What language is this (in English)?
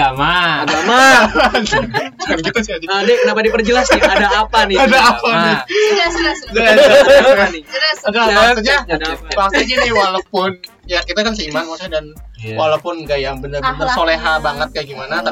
Indonesian